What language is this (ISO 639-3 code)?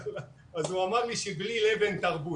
heb